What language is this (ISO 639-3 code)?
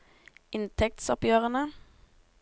nor